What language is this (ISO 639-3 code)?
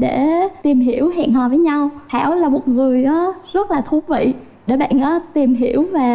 vie